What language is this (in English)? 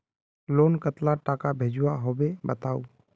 Magahi